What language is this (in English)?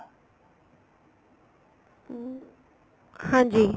Punjabi